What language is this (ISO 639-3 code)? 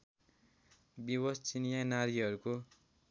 nep